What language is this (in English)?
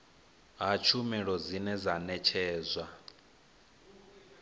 Venda